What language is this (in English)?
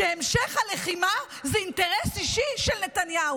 Hebrew